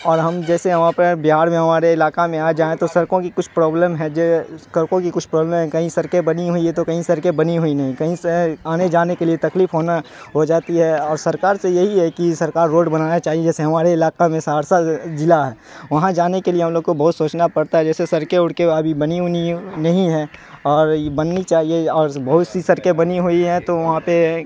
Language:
Urdu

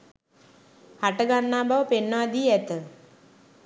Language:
Sinhala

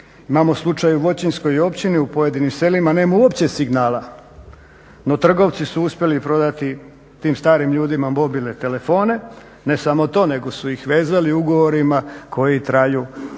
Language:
Croatian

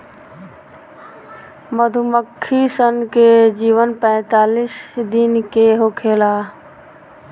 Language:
Bhojpuri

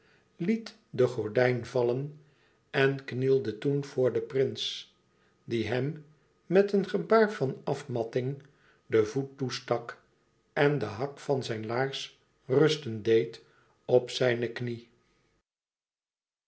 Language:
Dutch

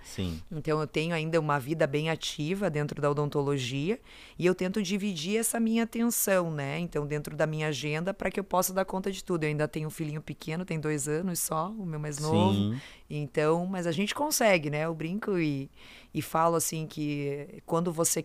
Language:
Portuguese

